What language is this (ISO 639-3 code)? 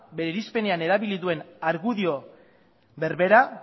eus